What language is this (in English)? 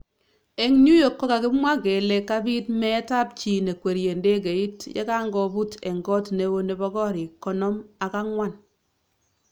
Kalenjin